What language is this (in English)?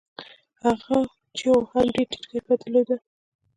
Pashto